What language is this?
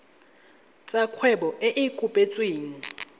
Tswana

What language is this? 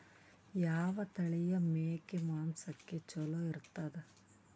Kannada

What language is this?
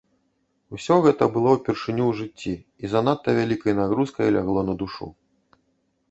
Belarusian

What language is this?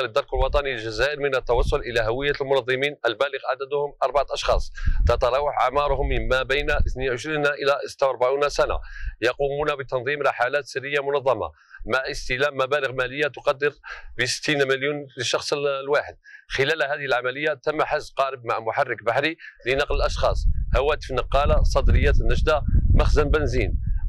Arabic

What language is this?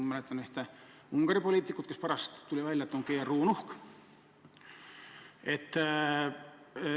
Estonian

